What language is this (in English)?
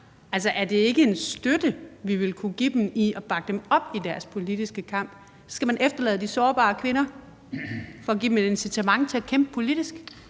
Danish